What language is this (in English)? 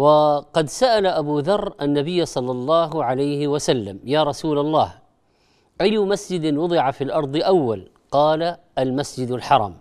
Arabic